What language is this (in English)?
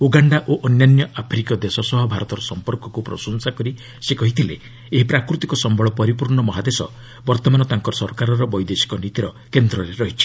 Odia